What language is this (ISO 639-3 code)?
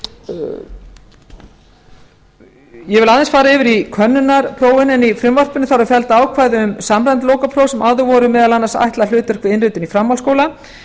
isl